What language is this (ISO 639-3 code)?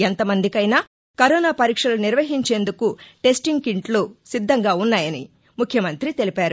tel